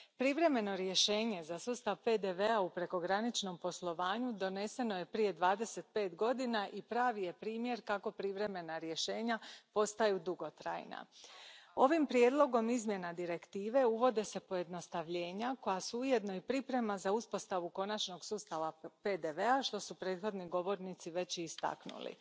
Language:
Croatian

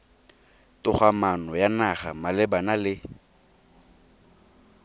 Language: Tswana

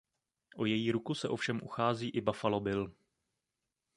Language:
Czech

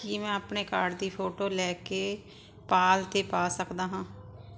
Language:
Punjabi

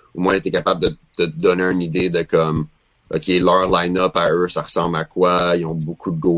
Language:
French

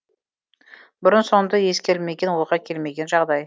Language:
Kazakh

